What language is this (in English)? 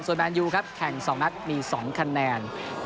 Thai